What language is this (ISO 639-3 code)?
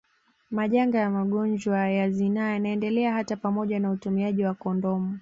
swa